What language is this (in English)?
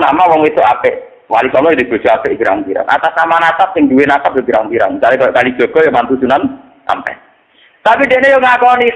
Indonesian